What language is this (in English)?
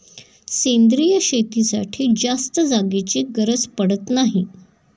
Marathi